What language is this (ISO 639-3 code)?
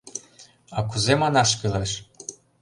chm